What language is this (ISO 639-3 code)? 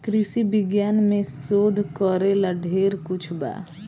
bho